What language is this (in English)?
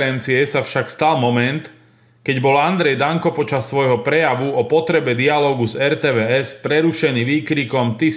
Slovak